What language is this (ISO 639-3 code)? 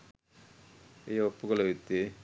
sin